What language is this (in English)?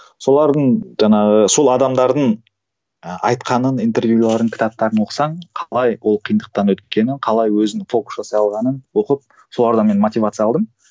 Kazakh